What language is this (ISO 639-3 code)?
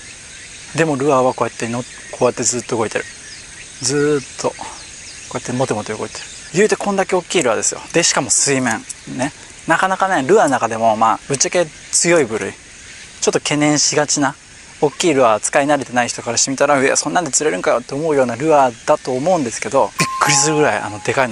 jpn